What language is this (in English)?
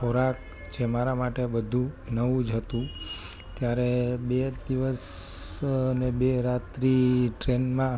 Gujarati